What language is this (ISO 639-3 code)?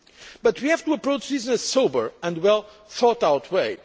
eng